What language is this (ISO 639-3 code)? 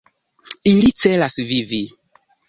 epo